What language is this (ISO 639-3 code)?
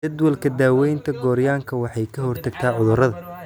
som